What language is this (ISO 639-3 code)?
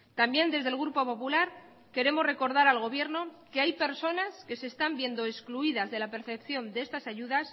spa